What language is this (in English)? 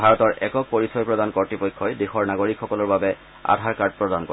Assamese